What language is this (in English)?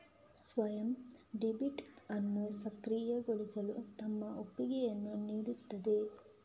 Kannada